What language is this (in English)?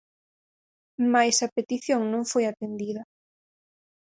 Galician